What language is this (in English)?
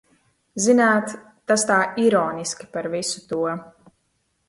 Latvian